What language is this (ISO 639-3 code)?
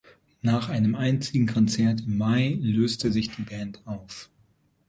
deu